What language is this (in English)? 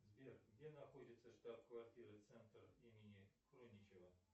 Russian